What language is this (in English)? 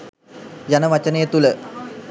Sinhala